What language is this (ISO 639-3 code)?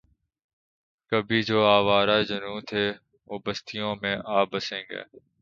urd